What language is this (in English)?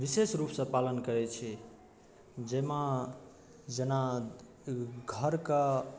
Maithili